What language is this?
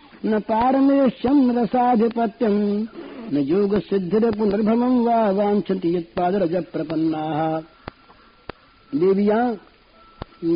Hindi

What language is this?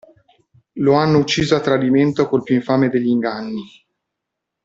Italian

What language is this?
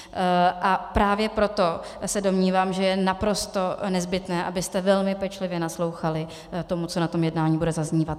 Czech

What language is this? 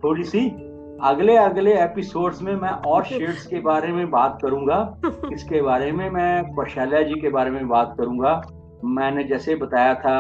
Hindi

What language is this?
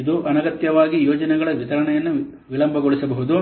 Kannada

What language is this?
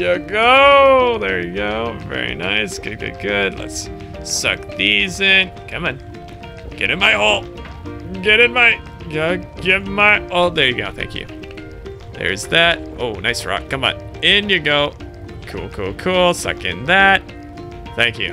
English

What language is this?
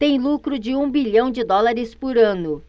Portuguese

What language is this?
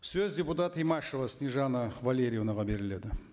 Kazakh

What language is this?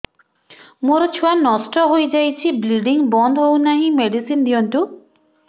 Odia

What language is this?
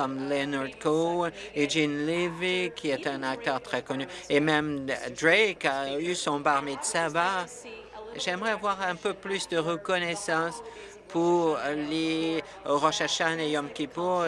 French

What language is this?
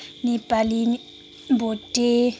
Nepali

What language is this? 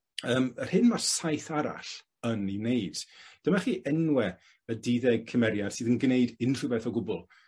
Welsh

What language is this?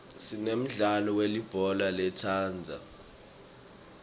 Swati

